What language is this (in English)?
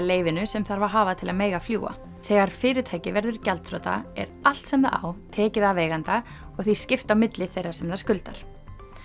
Icelandic